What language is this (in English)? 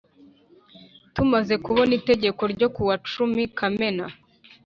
Kinyarwanda